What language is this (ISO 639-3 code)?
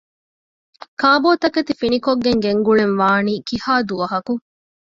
div